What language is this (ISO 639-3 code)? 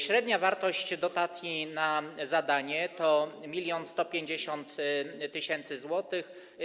pol